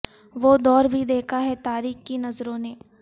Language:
Urdu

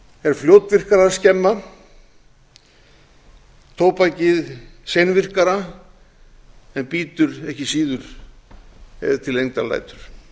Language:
Icelandic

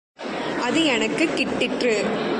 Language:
Tamil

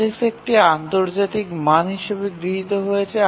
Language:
Bangla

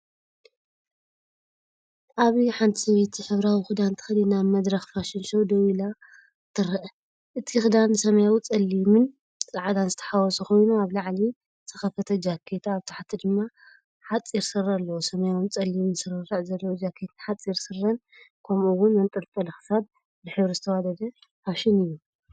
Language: Tigrinya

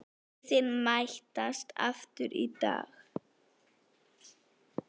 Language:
Icelandic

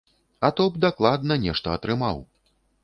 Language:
Belarusian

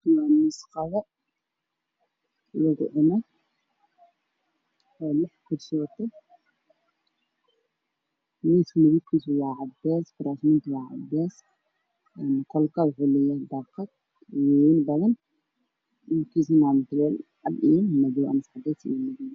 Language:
Somali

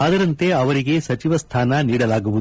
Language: Kannada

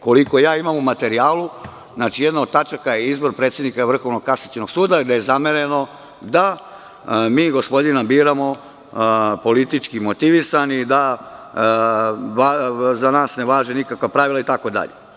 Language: Serbian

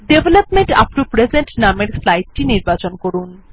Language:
Bangla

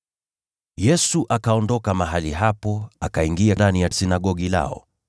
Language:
Swahili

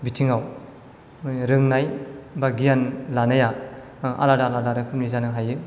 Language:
Bodo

